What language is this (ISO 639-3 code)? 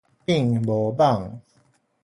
nan